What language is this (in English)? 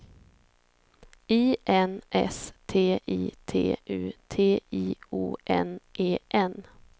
Swedish